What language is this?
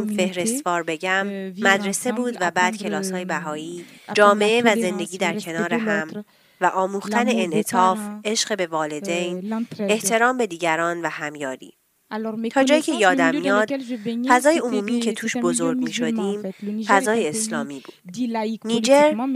Persian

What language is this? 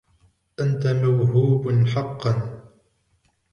Arabic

